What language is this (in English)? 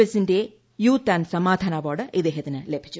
Malayalam